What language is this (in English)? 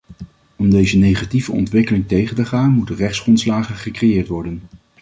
Dutch